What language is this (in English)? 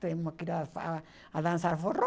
Portuguese